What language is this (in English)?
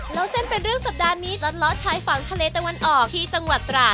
Thai